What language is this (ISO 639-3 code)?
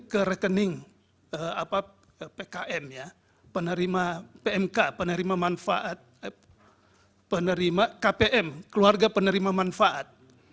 ind